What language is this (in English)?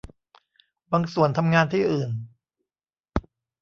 Thai